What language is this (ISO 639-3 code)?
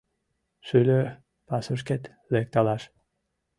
chm